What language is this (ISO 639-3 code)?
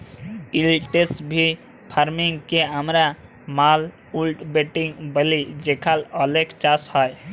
ben